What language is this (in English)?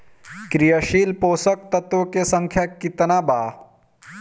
Bhojpuri